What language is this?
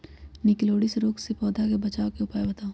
Magahi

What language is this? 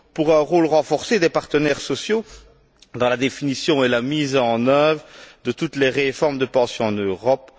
French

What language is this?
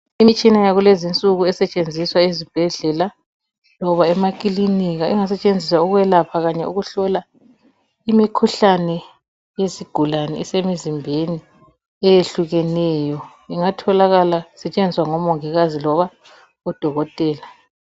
North Ndebele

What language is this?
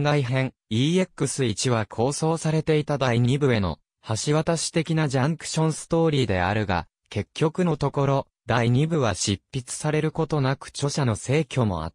Japanese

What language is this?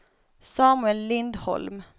Swedish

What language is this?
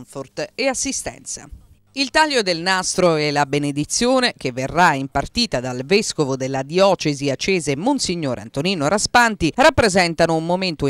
Italian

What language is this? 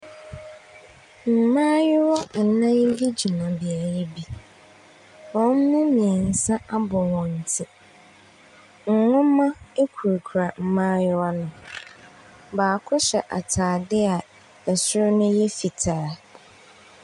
Akan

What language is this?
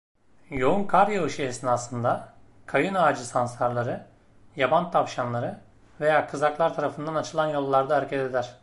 Turkish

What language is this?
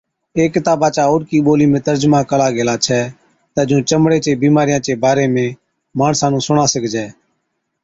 Od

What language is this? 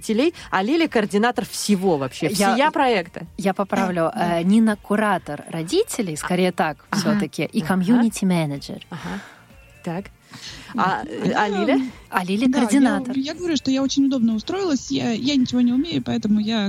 Russian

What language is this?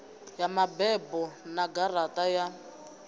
Venda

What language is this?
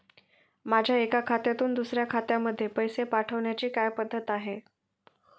Marathi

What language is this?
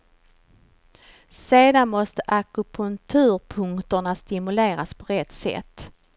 Swedish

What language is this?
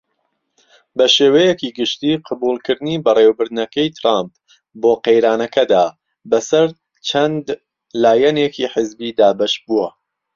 Central Kurdish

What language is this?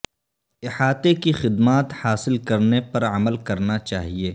Urdu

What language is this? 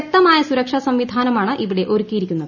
Malayalam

